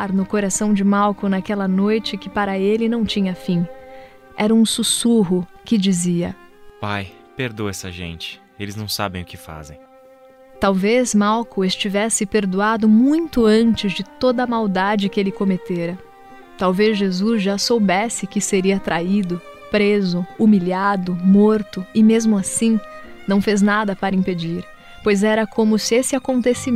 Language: Portuguese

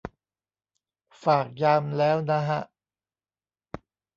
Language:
Thai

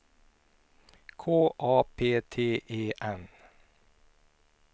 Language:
Swedish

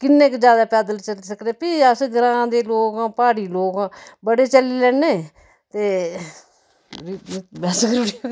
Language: Dogri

